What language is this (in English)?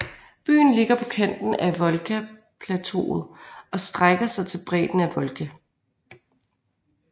Danish